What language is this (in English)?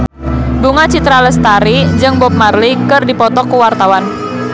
Sundanese